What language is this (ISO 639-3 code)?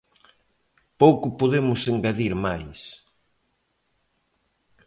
glg